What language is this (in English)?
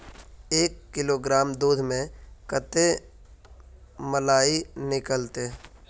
Magahi